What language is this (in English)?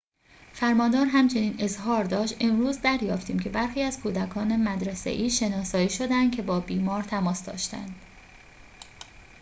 Persian